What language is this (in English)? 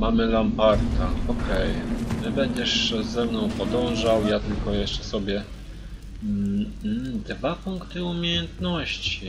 Polish